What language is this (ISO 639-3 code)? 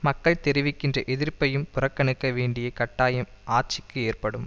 tam